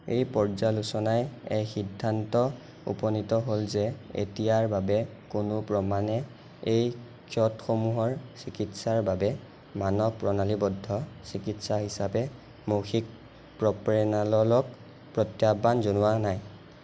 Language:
Assamese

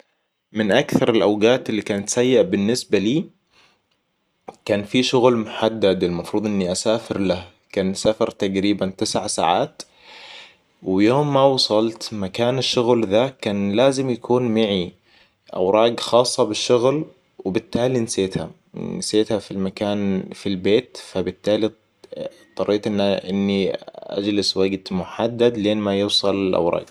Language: Hijazi Arabic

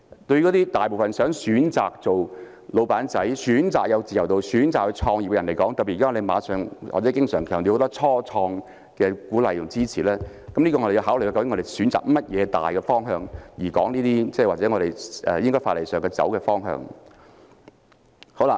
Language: Cantonese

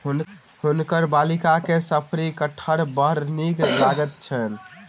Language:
Maithili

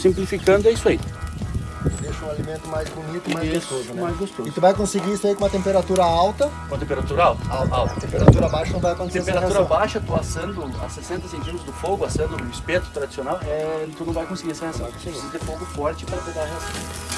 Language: Portuguese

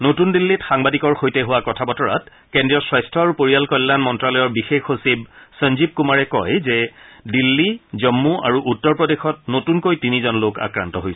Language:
Assamese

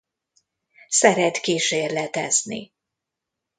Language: Hungarian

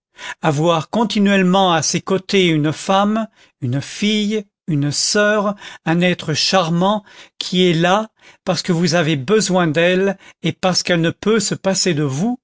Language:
French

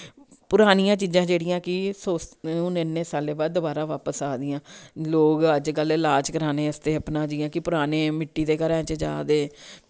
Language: Dogri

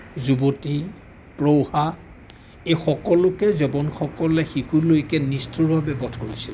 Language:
Assamese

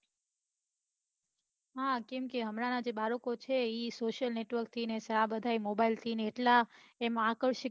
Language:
Gujarati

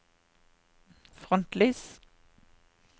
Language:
Norwegian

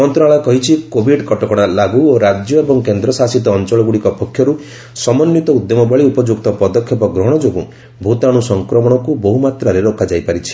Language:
Odia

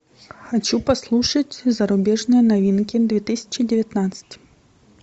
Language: Russian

